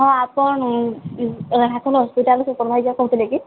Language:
Odia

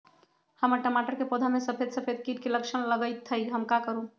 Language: Magahi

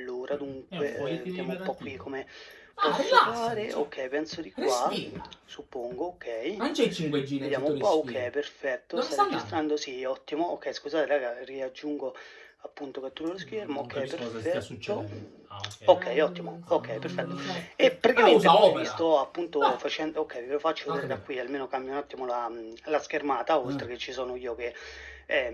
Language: Italian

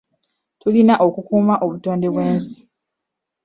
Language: Ganda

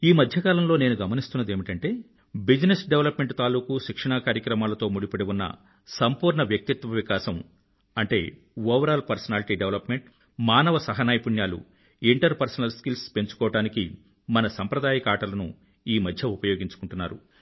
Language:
Telugu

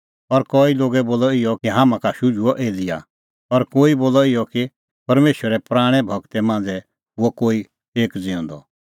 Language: Kullu Pahari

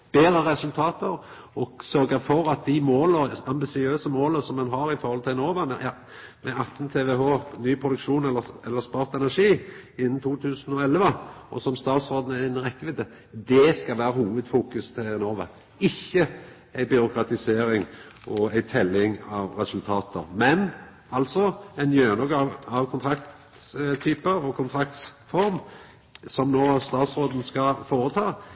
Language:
Norwegian Nynorsk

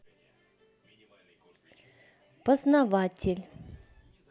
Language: Russian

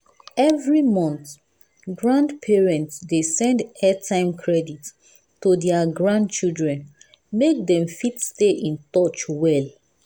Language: Nigerian Pidgin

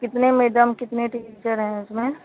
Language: Hindi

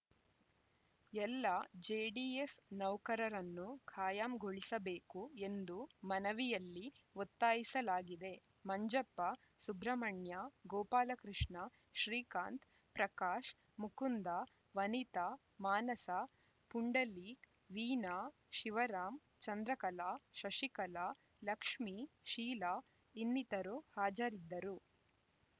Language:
Kannada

